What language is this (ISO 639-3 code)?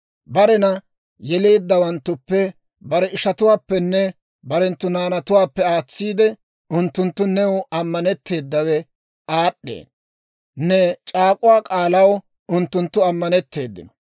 dwr